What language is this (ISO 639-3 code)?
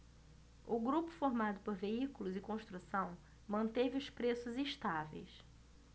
por